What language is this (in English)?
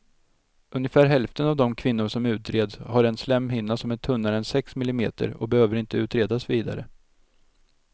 Swedish